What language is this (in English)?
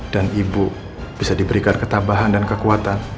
Indonesian